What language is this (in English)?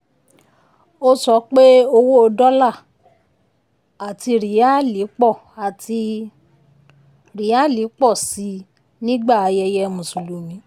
Yoruba